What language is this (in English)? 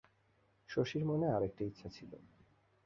Bangla